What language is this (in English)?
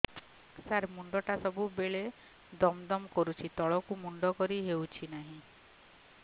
Odia